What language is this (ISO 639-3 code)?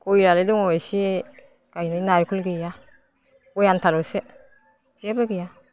brx